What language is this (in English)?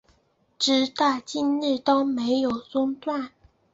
Chinese